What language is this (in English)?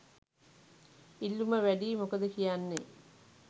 Sinhala